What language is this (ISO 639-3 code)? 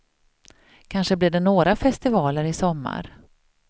swe